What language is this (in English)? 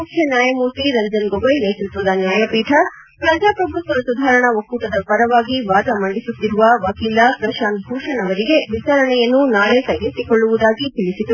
Kannada